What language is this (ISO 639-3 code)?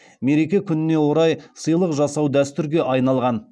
kaz